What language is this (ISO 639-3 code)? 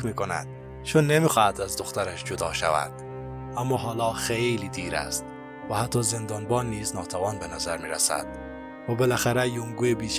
fas